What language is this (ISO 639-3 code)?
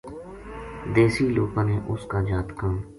gju